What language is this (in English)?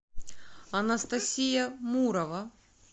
Russian